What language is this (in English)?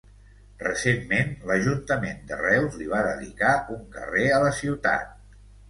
Catalan